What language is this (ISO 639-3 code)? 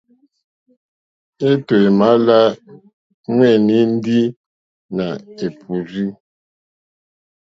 bri